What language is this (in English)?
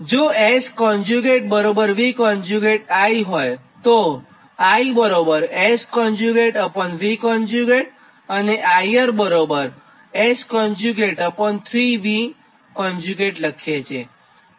Gujarati